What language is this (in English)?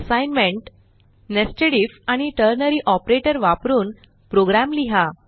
Marathi